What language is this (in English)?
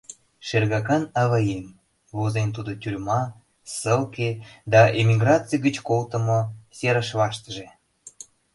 Mari